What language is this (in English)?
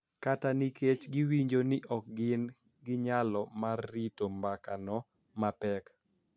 Luo (Kenya and Tanzania)